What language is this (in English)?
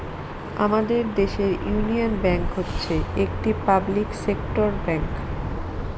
Bangla